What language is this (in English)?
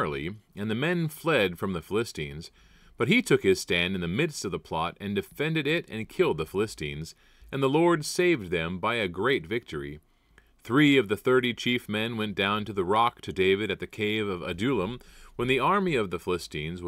English